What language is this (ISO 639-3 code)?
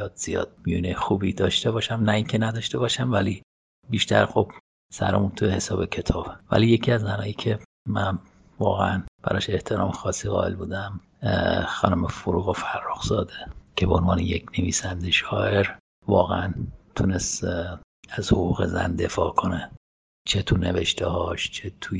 fas